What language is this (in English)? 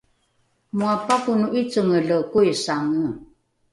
Rukai